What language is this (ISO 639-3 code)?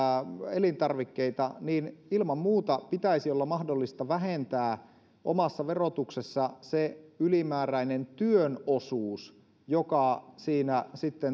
fin